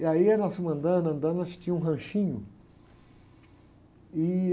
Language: Portuguese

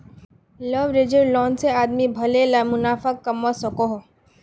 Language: Magahi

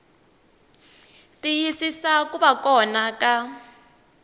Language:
Tsonga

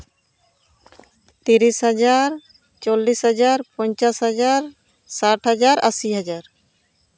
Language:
Santali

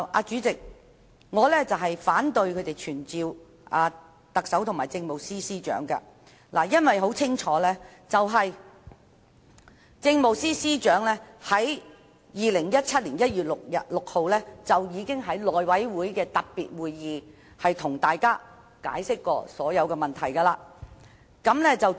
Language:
Cantonese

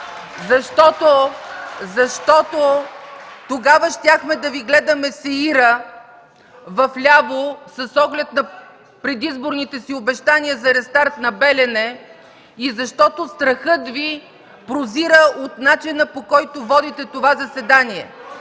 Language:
Bulgarian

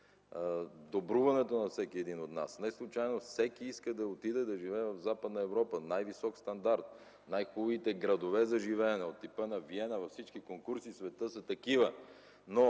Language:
Bulgarian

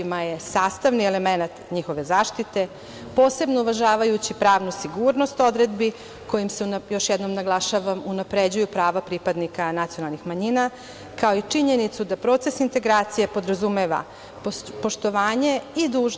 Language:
Serbian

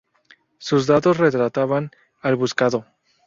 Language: Spanish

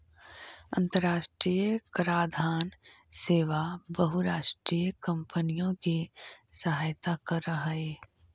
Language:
Magahi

